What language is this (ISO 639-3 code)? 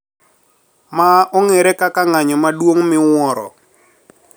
luo